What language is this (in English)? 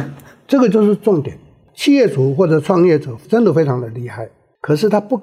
Chinese